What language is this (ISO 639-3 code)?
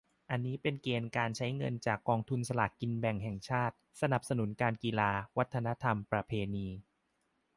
tha